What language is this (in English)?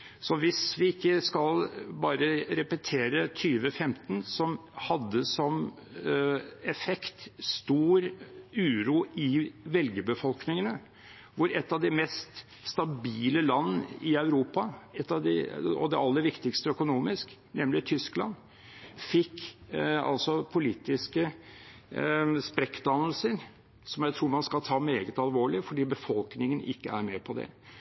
Norwegian Bokmål